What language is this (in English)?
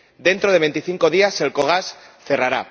Spanish